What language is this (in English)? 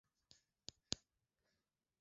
Swahili